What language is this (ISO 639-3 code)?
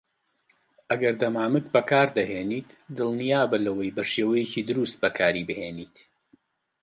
ckb